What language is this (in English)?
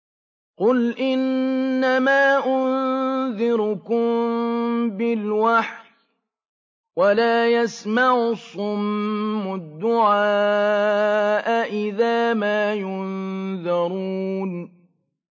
Arabic